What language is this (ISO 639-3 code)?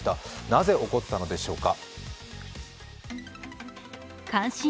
jpn